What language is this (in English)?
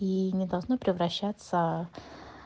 Russian